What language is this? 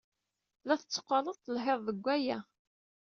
Kabyle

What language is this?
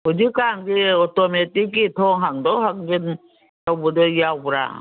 Manipuri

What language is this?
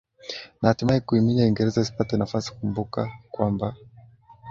Swahili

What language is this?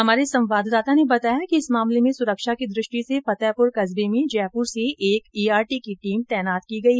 Hindi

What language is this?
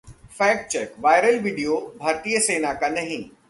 Hindi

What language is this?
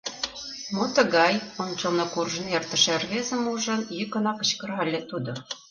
Mari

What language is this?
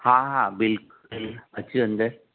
Sindhi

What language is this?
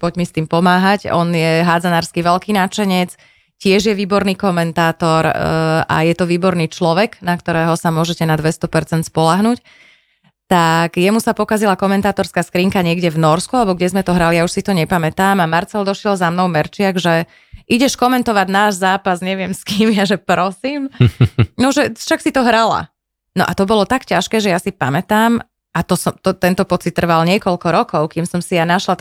Slovak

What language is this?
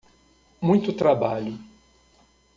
Portuguese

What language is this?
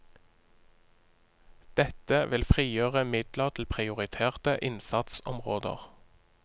Norwegian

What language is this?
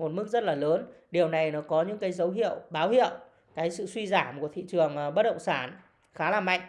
Vietnamese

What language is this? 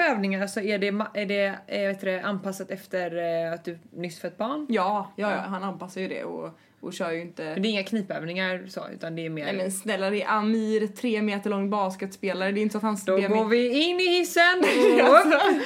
Swedish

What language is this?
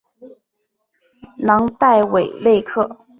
Chinese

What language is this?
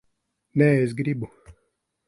Latvian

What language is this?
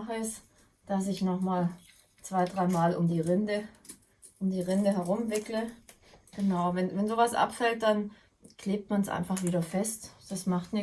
German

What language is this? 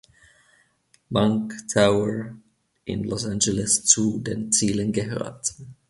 German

